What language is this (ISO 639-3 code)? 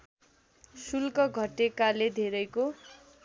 nep